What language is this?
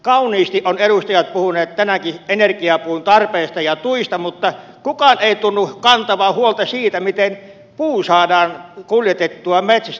Finnish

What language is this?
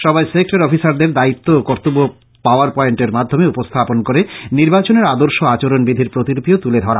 Bangla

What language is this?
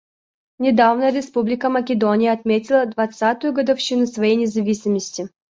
Russian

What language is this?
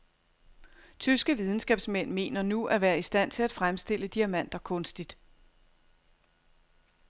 Danish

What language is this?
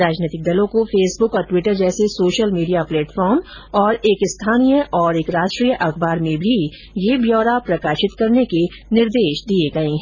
Hindi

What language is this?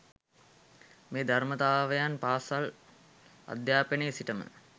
Sinhala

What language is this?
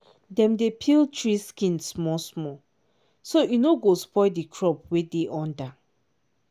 Nigerian Pidgin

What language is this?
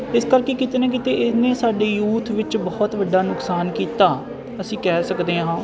Punjabi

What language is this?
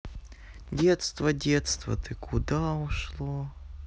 Russian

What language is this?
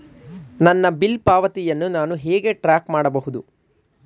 Kannada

